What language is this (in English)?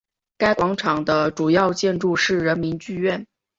Chinese